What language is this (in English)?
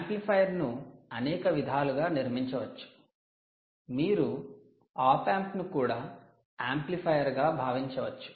Telugu